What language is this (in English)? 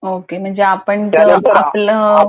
Marathi